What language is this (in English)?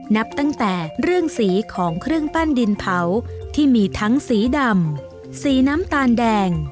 Thai